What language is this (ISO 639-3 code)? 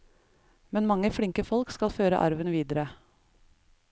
nor